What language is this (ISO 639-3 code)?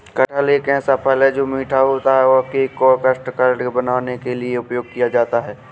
hin